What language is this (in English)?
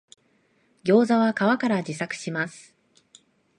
Japanese